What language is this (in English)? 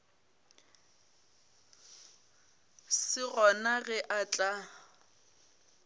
Northern Sotho